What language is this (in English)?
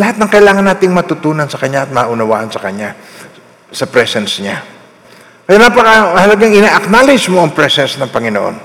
Filipino